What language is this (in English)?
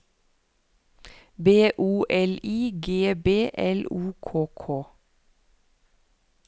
Norwegian